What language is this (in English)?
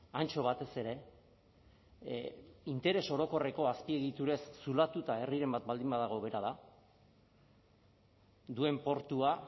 Basque